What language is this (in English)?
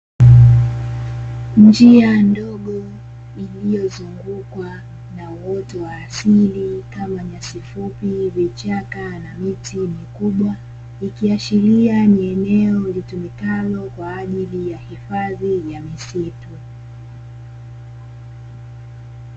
Swahili